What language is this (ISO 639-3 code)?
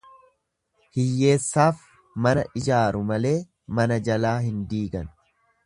orm